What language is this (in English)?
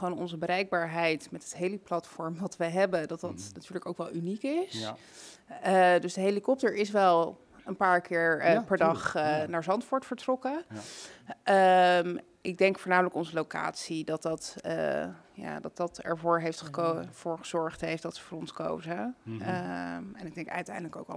Dutch